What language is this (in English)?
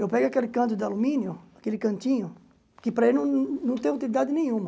Portuguese